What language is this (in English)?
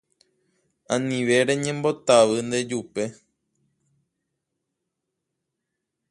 Guarani